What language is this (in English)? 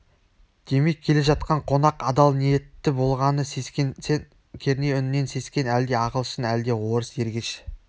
Kazakh